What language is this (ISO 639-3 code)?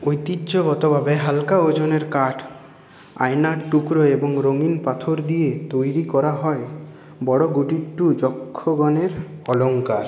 ben